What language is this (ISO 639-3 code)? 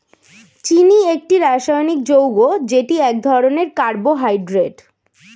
ben